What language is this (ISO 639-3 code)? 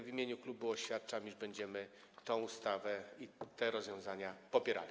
pol